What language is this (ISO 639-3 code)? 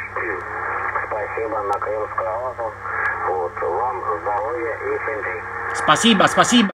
ita